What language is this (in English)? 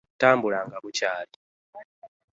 Ganda